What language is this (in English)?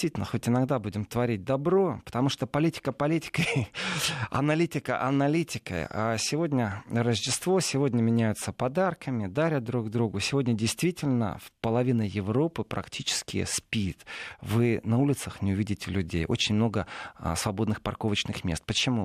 Russian